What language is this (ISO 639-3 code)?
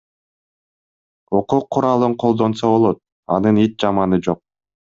kir